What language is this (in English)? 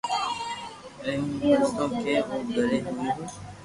Loarki